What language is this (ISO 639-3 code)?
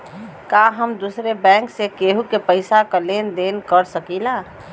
bho